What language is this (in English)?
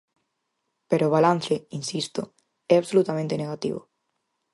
Galician